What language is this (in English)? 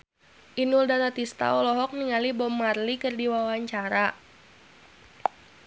Sundanese